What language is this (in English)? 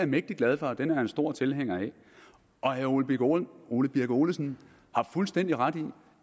Danish